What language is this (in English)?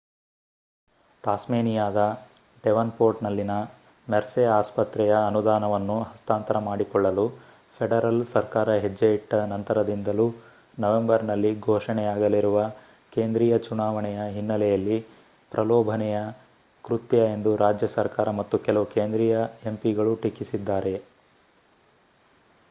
Kannada